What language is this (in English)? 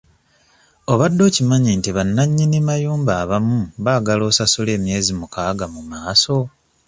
Ganda